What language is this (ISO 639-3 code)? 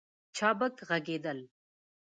pus